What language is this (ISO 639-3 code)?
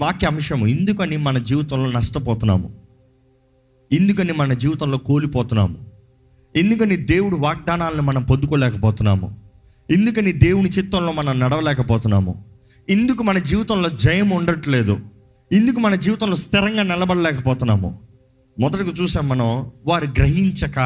tel